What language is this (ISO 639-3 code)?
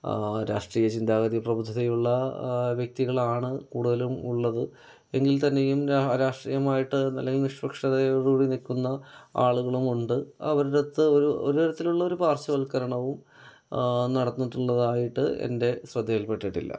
mal